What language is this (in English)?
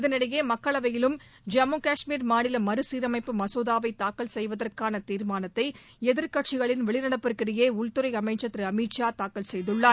Tamil